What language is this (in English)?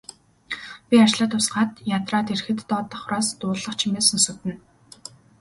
Mongolian